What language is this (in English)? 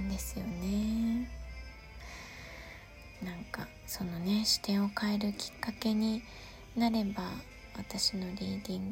Japanese